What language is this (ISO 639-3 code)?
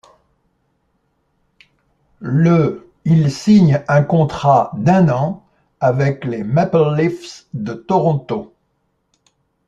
fra